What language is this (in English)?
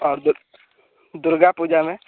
Hindi